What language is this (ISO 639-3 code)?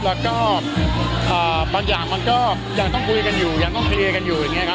tha